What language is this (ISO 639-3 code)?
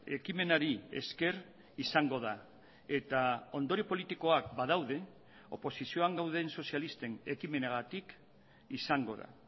eus